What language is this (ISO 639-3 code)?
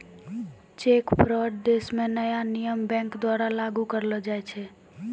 mai